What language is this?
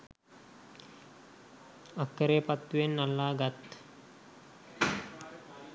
Sinhala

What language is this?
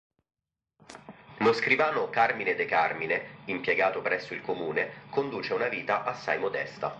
Italian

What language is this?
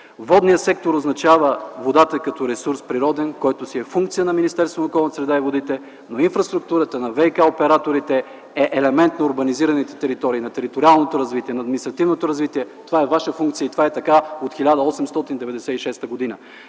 Bulgarian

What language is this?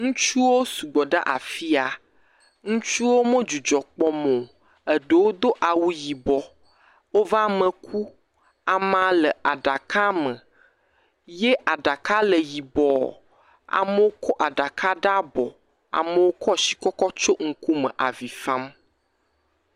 Ewe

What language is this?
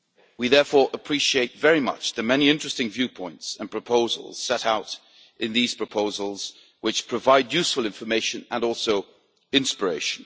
English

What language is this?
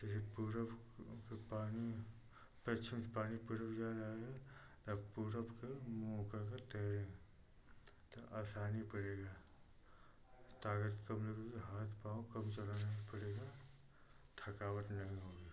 Hindi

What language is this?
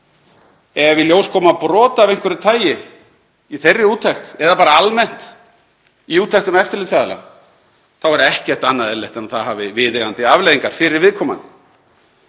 Icelandic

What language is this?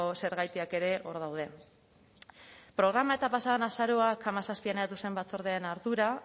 Basque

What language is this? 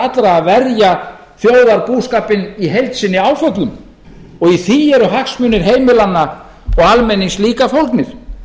Icelandic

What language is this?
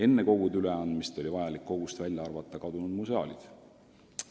Estonian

